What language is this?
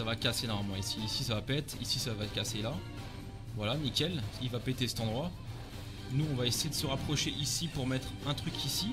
French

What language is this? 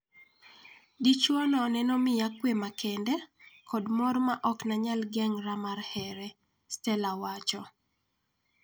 Luo (Kenya and Tanzania)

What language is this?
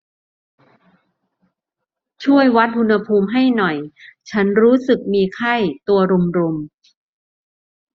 Thai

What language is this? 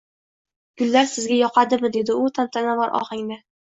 Uzbek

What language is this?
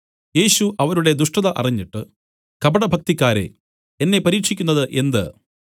Malayalam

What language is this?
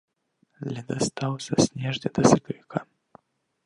Belarusian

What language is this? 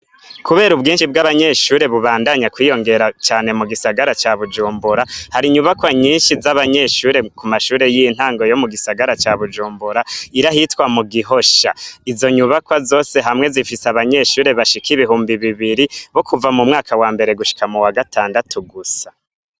Rundi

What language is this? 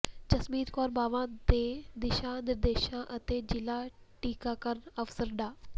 Punjabi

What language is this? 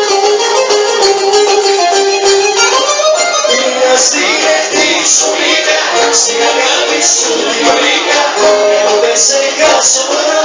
Ukrainian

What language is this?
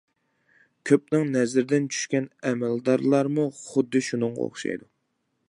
Uyghur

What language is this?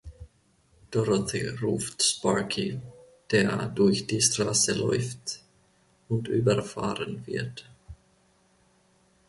German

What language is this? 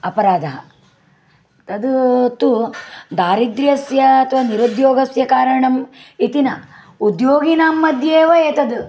Sanskrit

